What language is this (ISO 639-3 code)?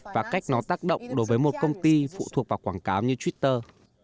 vie